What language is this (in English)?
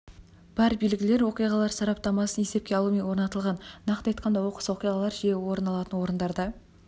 Kazakh